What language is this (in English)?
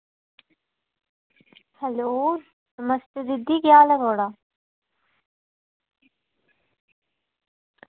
Dogri